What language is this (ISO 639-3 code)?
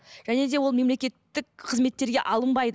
kaz